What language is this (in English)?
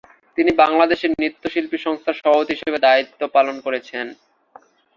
Bangla